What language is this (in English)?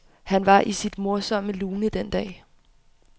Danish